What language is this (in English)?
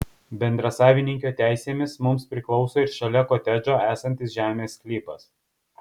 Lithuanian